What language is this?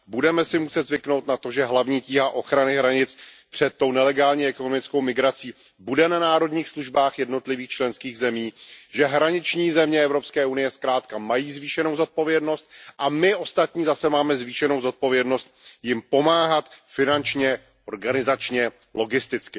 Czech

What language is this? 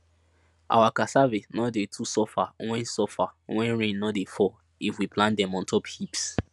Nigerian Pidgin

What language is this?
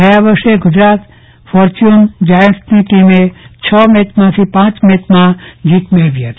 Gujarati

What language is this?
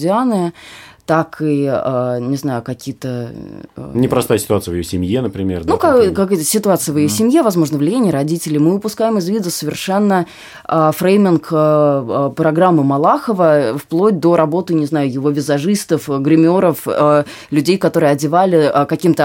Russian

